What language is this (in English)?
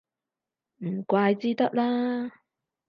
Cantonese